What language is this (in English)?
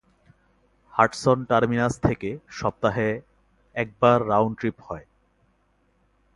Bangla